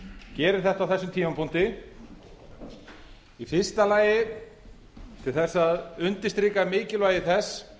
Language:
Icelandic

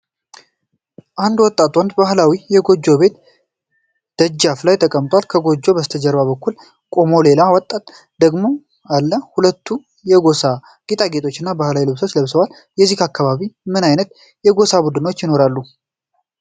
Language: Amharic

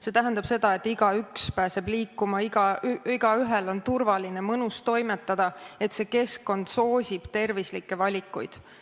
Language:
Estonian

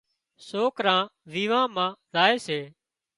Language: Wadiyara Koli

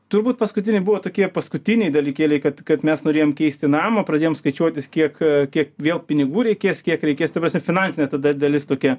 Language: Lithuanian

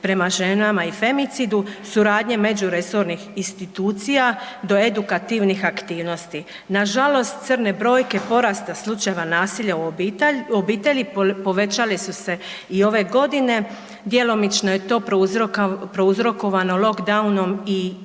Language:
Croatian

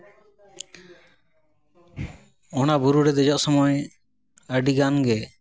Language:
Santali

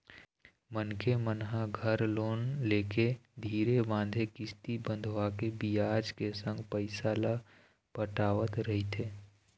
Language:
Chhattisgarhi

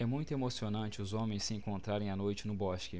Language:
Portuguese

